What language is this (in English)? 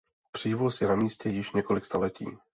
Czech